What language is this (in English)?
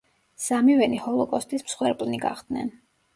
Georgian